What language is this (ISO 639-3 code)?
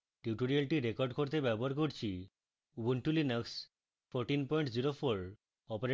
ben